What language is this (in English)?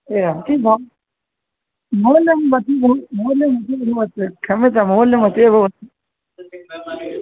Sanskrit